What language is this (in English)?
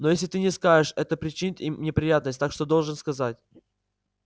Russian